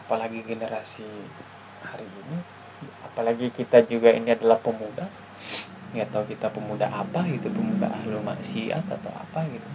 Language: Indonesian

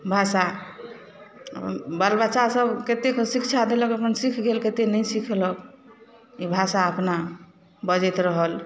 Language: Maithili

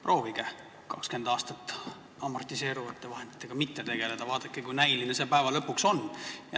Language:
Estonian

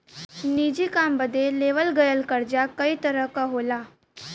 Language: Bhojpuri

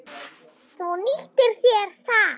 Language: Icelandic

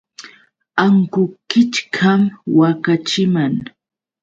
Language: Yauyos Quechua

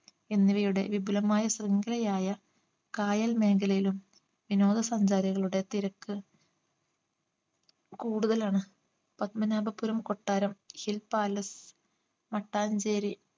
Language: Malayalam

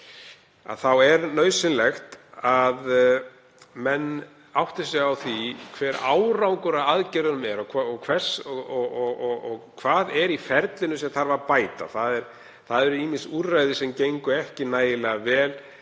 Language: Icelandic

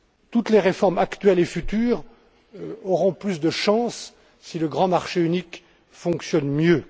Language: French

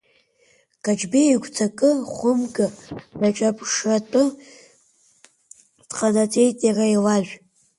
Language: Abkhazian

